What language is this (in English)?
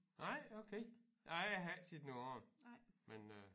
Danish